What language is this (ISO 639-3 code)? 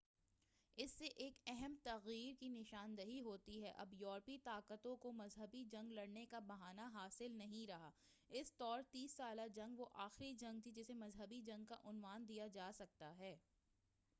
urd